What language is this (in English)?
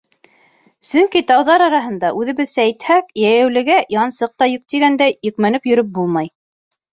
Bashkir